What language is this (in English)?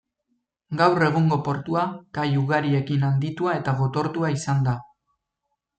Basque